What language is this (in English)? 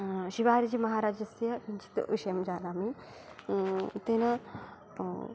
Sanskrit